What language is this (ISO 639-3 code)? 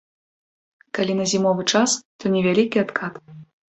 bel